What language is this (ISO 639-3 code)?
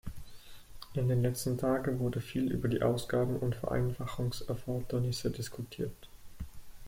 deu